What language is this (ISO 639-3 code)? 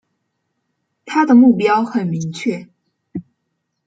zho